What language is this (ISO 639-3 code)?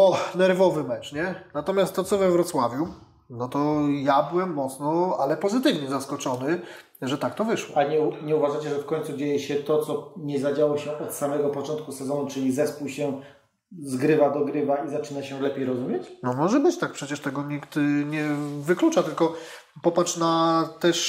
pol